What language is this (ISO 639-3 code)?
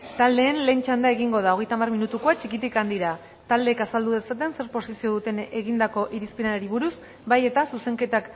eus